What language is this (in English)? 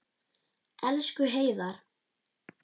Icelandic